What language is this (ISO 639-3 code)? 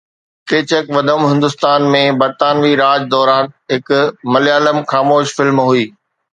snd